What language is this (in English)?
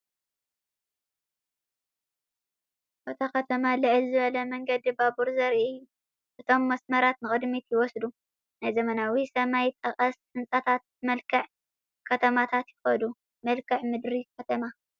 Tigrinya